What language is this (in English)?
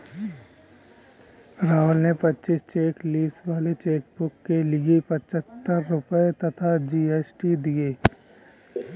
Hindi